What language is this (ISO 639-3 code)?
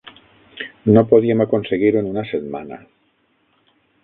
cat